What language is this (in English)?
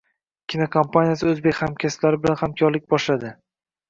Uzbek